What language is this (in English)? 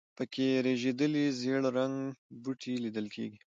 Pashto